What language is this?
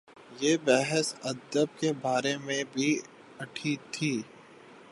Urdu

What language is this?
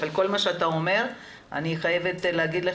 Hebrew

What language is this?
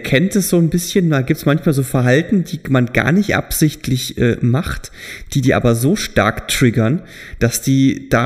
German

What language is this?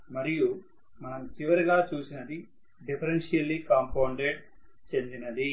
Telugu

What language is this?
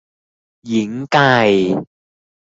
Thai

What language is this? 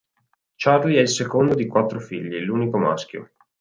Italian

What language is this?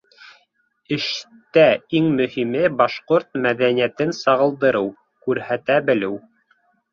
Bashkir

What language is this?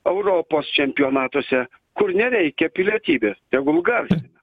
Lithuanian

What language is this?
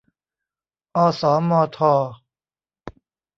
Thai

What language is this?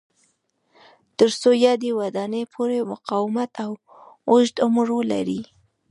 Pashto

